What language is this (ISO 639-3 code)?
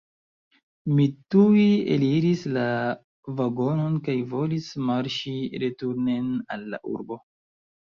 epo